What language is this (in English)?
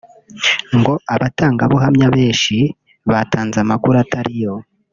Kinyarwanda